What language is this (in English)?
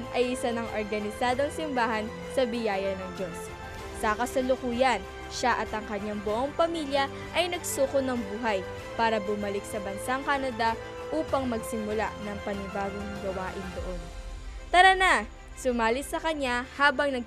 Filipino